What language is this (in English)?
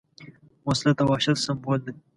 Pashto